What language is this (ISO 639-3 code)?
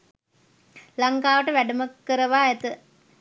sin